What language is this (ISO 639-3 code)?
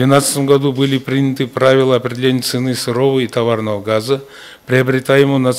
rus